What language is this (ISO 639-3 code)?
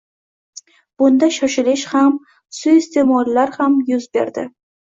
uzb